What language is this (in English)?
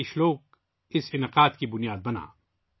Urdu